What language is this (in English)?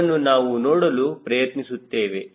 Kannada